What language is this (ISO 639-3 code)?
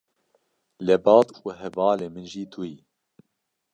kur